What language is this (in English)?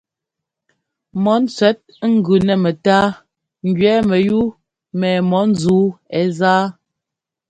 Ngomba